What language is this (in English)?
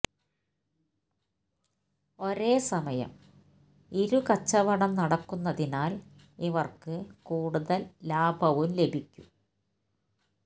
Malayalam